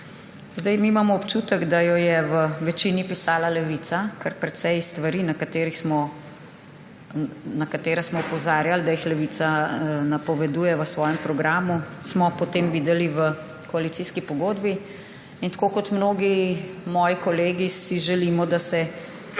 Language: Slovenian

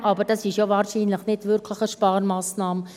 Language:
Swiss German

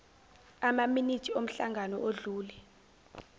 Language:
Zulu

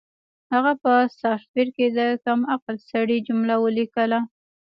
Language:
Pashto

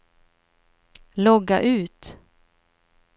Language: Swedish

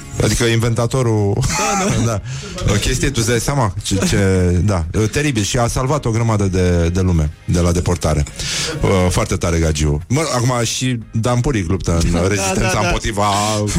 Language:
Romanian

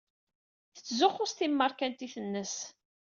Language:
Kabyle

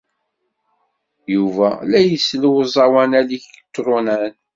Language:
Kabyle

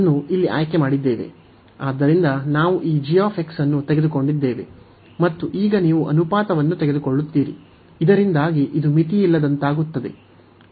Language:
Kannada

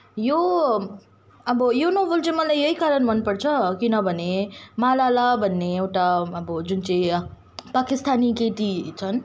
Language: Nepali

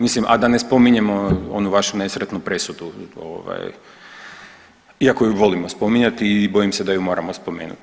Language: Croatian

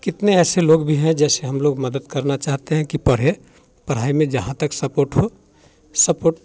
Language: Hindi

